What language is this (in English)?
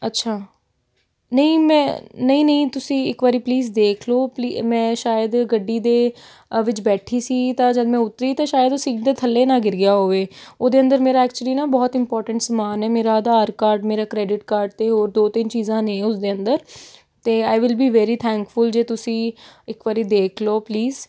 Punjabi